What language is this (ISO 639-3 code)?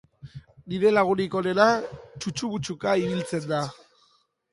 eus